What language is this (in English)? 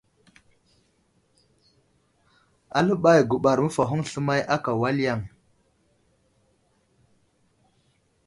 Wuzlam